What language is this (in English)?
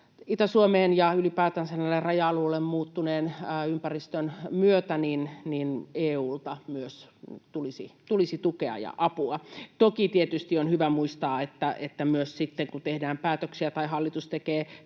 Finnish